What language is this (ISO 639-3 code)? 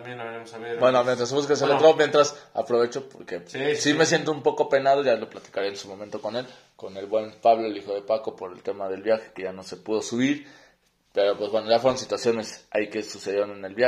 spa